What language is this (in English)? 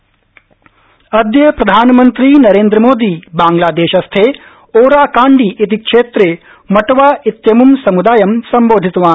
Sanskrit